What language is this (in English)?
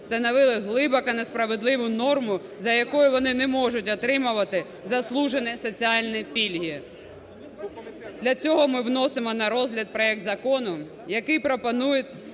Ukrainian